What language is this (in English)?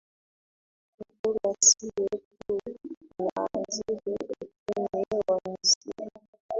Swahili